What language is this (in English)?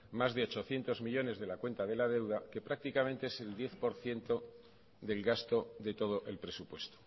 Spanish